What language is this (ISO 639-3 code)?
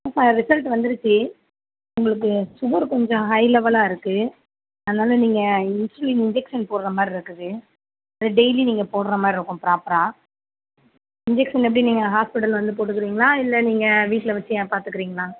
tam